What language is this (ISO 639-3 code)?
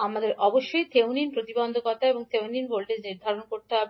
ben